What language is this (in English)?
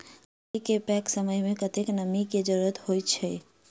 Maithili